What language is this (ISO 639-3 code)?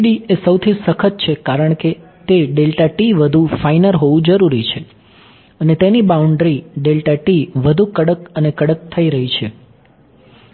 guj